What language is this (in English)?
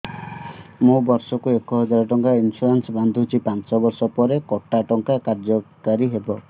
Odia